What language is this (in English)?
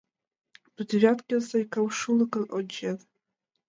Mari